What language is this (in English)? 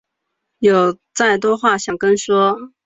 Chinese